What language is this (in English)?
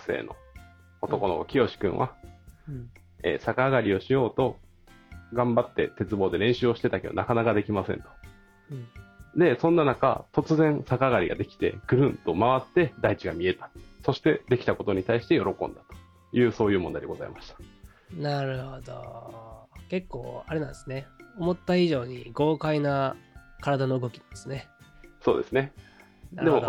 Japanese